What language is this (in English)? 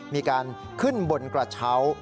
Thai